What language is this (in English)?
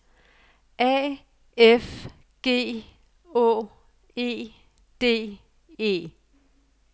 Danish